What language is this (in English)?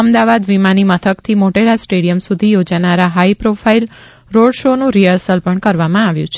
Gujarati